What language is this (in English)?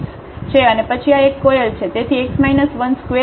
Gujarati